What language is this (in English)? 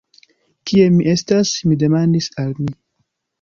Esperanto